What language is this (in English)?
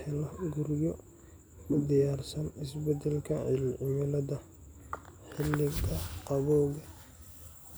Somali